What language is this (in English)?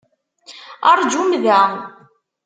Kabyle